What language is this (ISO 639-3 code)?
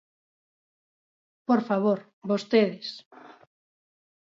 glg